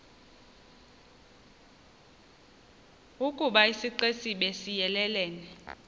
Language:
Xhosa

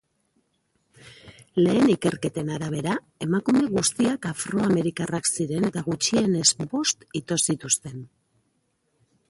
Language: Basque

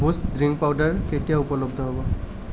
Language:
Assamese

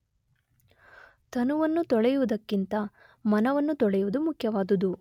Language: Kannada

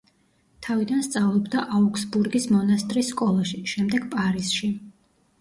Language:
Georgian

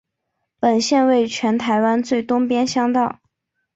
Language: Chinese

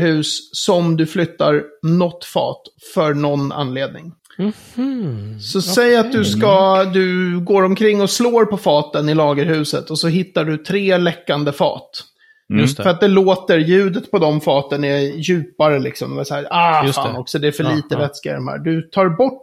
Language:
Swedish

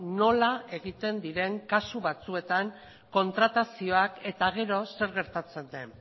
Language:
Basque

